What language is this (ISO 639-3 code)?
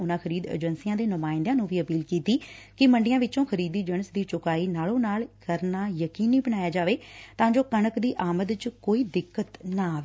pan